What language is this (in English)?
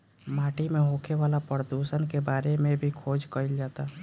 Bhojpuri